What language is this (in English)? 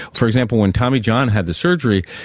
English